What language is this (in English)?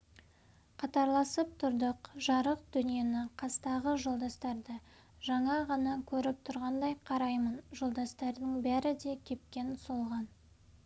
Kazakh